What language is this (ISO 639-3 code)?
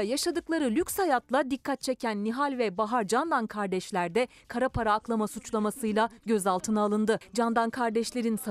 tur